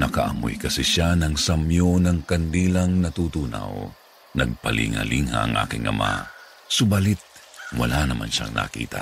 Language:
Filipino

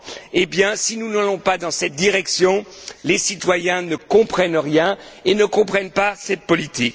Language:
French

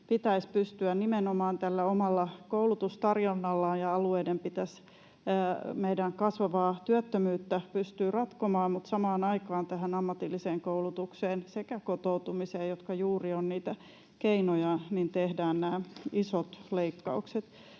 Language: Finnish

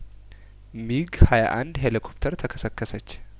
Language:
Amharic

